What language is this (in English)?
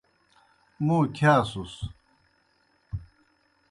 Kohistani Shina